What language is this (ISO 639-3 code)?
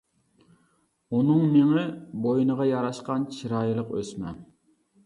uig